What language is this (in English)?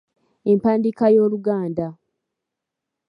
Ganda